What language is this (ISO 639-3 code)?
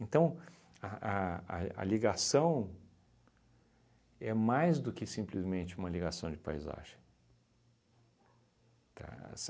por